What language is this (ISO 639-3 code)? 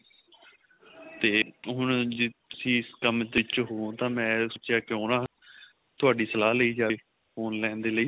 pan